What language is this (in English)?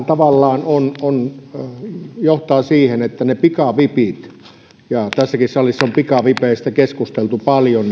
Finnish